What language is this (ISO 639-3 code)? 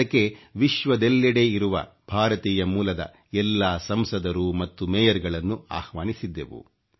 kan